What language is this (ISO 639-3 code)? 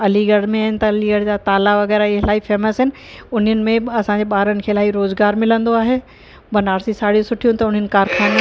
snd